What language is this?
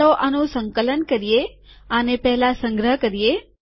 Gujarati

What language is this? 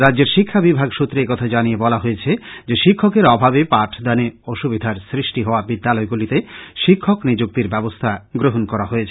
Bangla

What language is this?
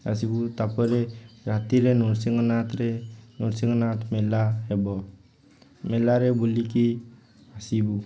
Odia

